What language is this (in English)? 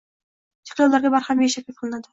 Uzbek